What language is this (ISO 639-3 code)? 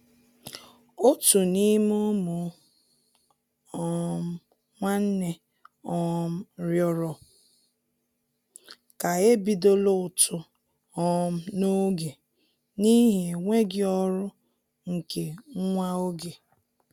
ibo